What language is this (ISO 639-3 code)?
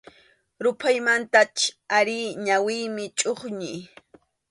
qxu